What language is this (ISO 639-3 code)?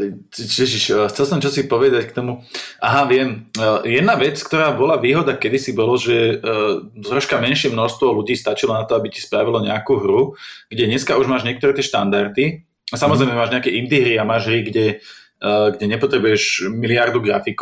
slk